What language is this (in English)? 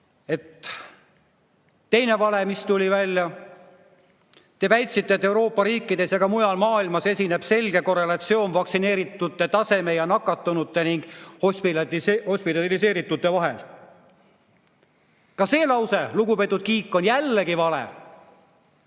Estonian